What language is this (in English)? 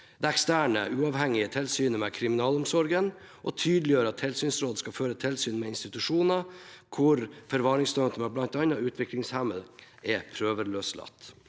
Norwegian